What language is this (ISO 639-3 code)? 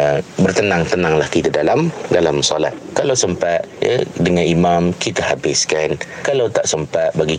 msa